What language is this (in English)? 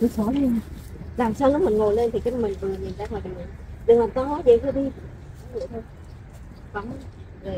Vietnamese